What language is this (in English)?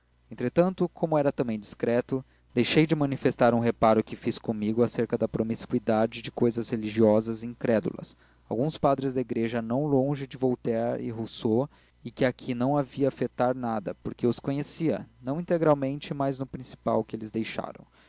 Portuguese